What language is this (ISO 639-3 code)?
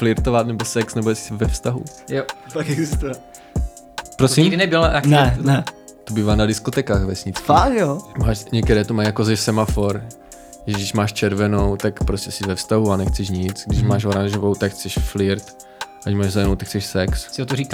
ces